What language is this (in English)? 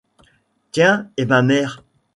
French